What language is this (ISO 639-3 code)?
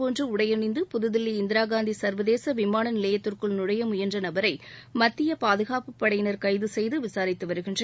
tam